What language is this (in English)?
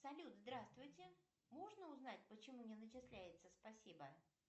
Russian